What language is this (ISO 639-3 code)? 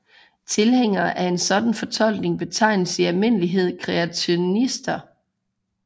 dan